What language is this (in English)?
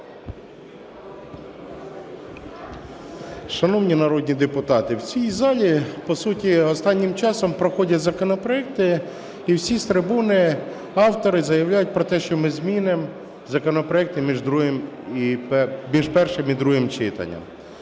Ukrainian